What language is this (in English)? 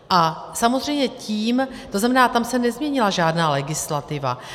Czech